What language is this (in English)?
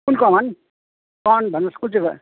Nepali